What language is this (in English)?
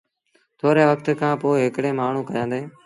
Sindhi Bhil